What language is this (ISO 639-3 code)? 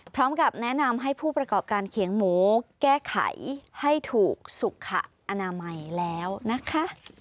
tha